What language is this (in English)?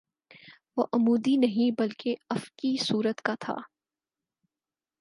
Urdu